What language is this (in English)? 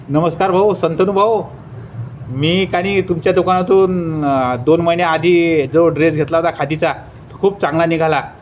Marathi